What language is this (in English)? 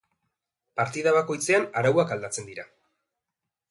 Basque